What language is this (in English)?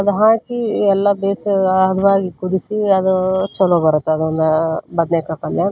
Kannada